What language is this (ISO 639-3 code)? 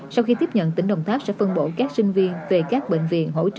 vie